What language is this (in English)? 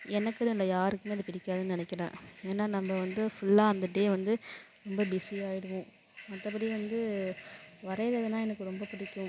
Tamil